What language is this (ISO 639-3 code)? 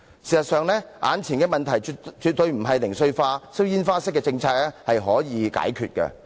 yue